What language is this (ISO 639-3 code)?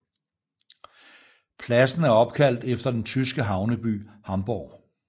dan